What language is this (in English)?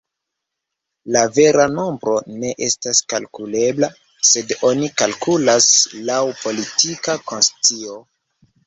Esperanto